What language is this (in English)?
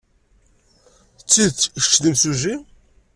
Kabyle